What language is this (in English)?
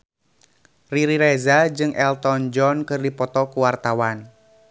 Sundanese